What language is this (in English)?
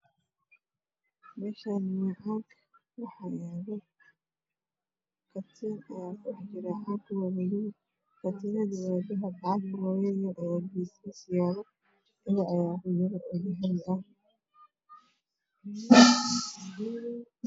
Somali